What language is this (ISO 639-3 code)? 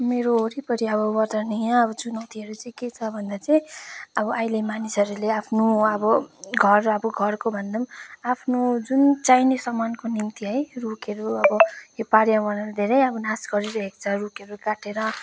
nep